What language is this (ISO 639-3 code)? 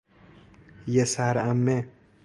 fas